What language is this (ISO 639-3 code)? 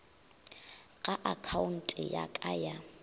nso